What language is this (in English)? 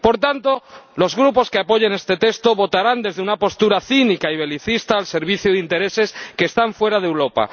Spanish